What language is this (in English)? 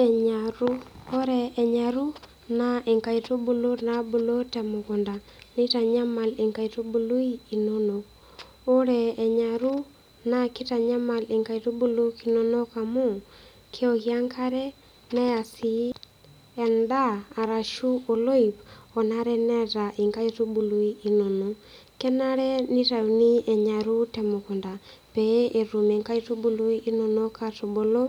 Masai